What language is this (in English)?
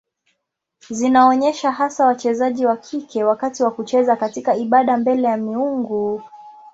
Swahili